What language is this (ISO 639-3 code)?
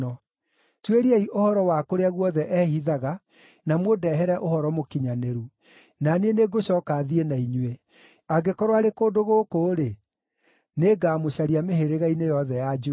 kik